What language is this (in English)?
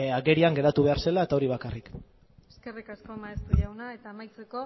Basque